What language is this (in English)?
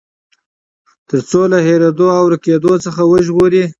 Pashto